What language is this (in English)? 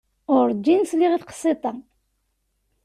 Kabyle